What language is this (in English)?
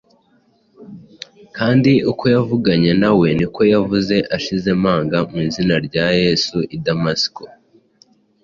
Kinyarwanda